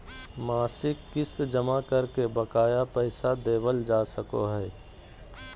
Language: Magahi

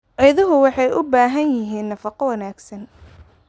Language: Somali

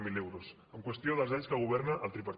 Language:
Catalan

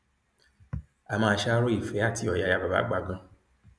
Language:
Yoruba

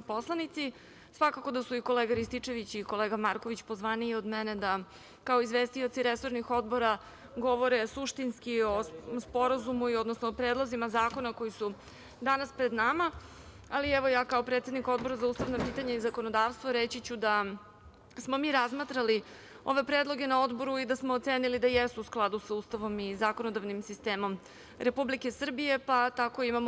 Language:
Serbian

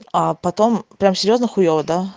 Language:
Russian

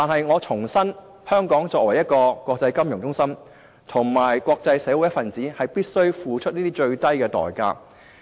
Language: Cantonese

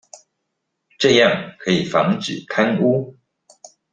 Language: Chinese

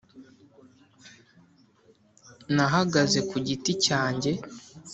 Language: Kinyarwanda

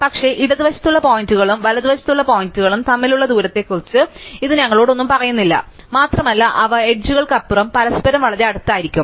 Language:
Malayalam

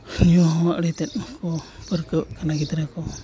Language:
Santali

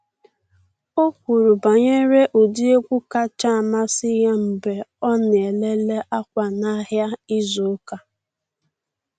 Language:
Igbo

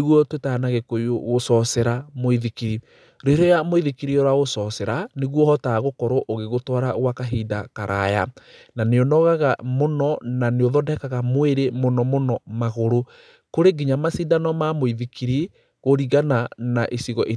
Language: Kikuyu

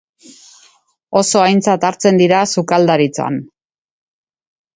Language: Basque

